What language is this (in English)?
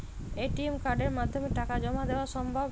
Bangla